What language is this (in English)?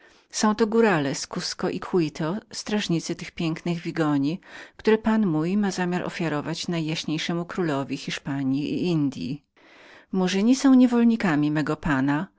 Polish